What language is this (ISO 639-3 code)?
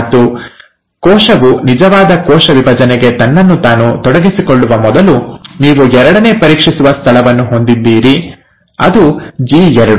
kan